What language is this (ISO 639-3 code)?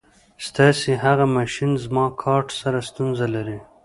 pus